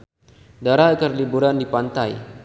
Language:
Sundanese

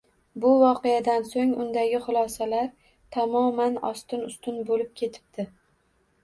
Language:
Uzbek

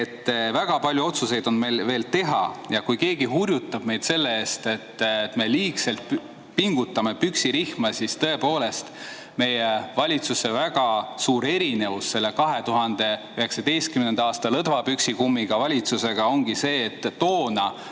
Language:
Estonian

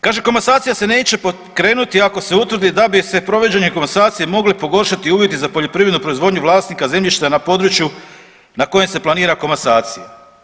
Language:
Croatian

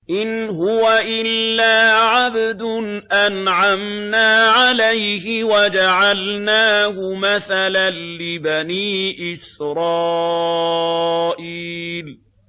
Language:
Arabic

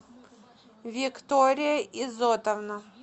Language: Russian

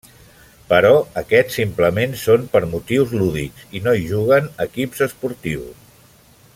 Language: Catalan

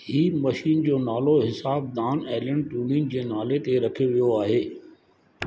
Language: Sindhi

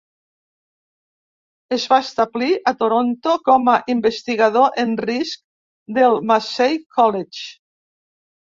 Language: Catalan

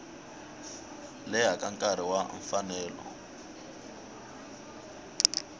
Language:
Tsonga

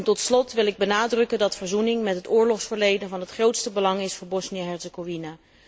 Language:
Dutch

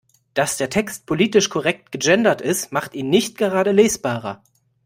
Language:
German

